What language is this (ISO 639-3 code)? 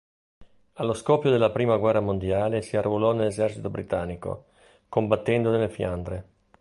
ita